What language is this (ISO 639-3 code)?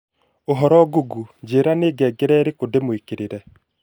kik